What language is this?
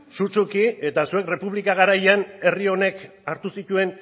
Basque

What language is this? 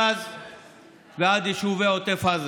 Hebrew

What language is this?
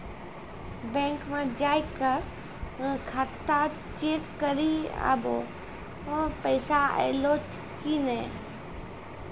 Maithili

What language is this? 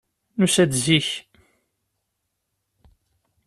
Kabyle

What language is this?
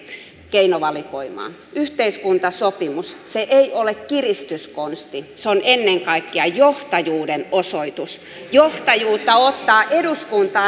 Finnish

